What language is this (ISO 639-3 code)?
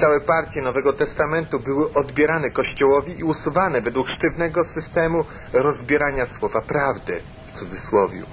pol